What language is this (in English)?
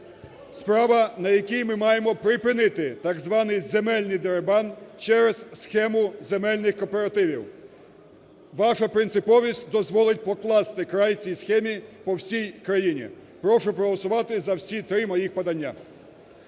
Ukrainian